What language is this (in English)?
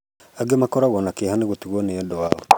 Kikuyu